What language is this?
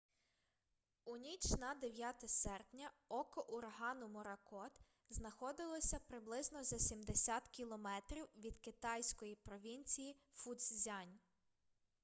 Ukrainian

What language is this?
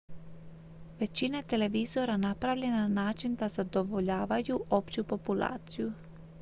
Croatian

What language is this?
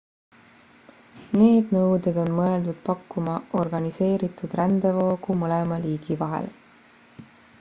Estonian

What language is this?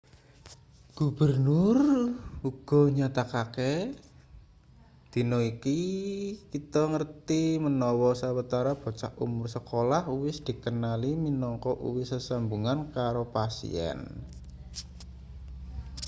Javanese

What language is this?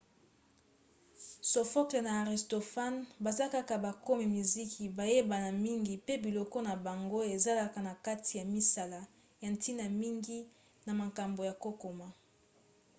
Lingala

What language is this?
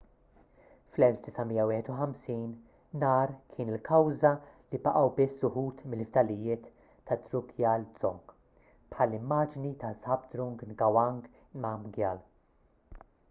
Maltese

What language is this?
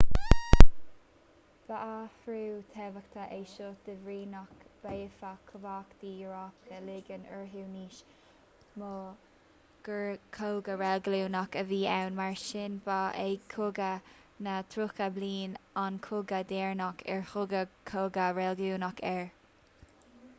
Irish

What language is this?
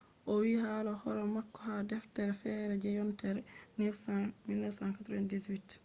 Fula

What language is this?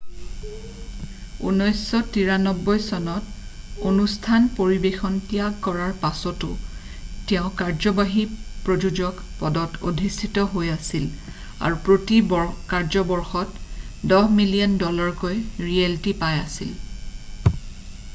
Assamese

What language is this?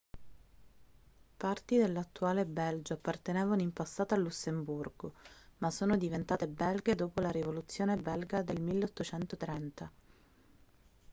Italian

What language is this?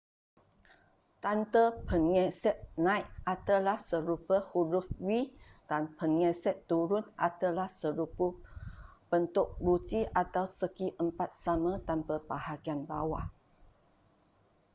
Malay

